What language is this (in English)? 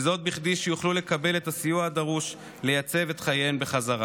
Hebrew